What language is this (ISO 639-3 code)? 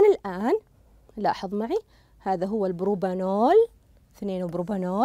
ara